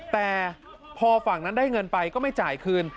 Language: Thai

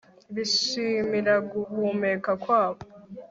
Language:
Kinyarwanda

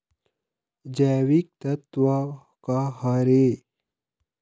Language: Chhattisgarhi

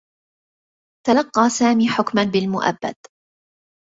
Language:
Arabic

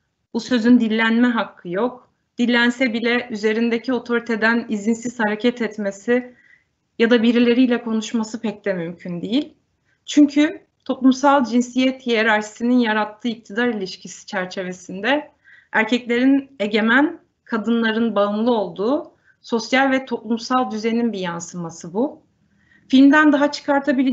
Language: Turkish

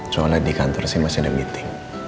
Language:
Indonesian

